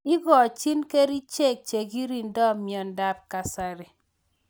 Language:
Kalenjin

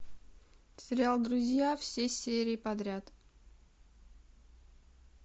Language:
Russian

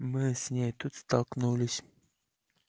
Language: Russian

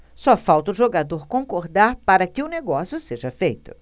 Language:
Portuguese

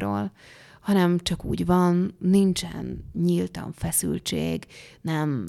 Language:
Hungarian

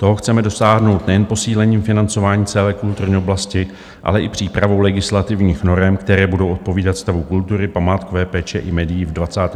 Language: Czech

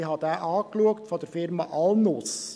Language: Swiss German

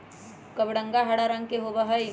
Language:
Magahi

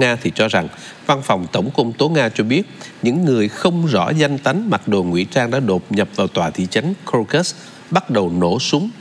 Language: Vietnamese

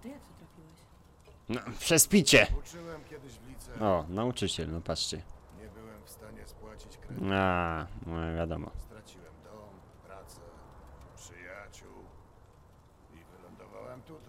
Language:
Polish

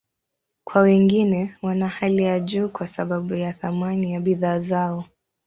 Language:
Swahili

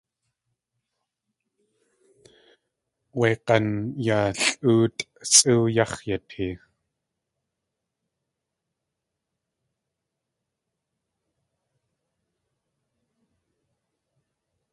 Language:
Tlingit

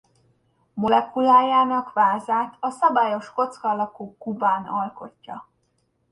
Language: Hungarian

